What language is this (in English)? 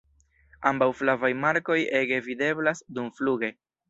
Esperanto